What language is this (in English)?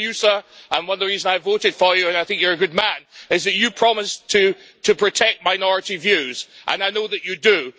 English